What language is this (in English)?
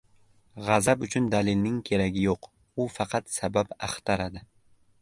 Uzbek